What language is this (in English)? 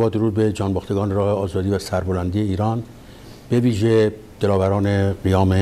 Persian